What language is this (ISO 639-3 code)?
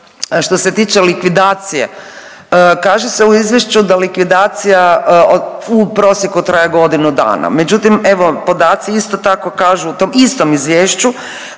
hrv